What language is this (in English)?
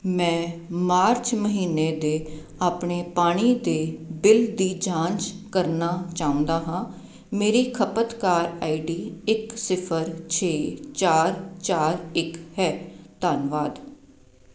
Punjabi